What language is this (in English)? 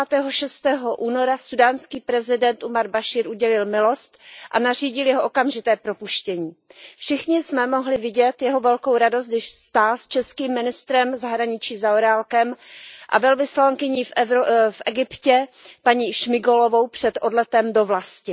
Czech